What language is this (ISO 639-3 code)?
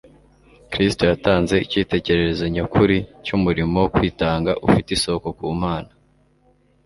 kin